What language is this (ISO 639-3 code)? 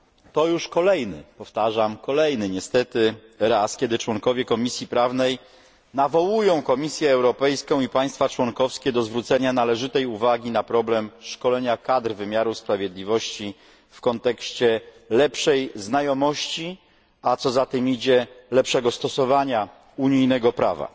pol